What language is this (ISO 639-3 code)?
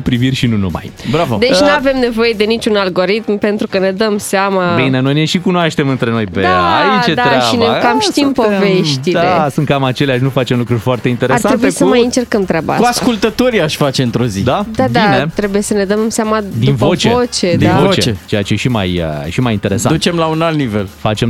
ron